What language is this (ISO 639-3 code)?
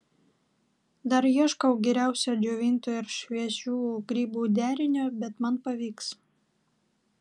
lit